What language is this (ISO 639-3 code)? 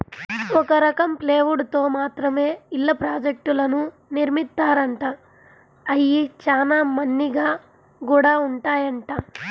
tel